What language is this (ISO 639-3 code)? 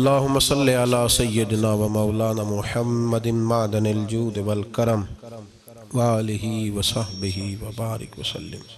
urd